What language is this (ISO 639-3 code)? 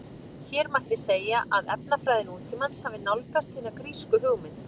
isl